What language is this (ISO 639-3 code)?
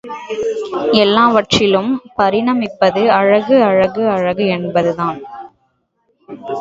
tam